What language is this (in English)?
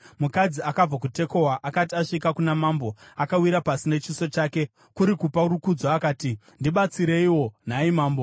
Shona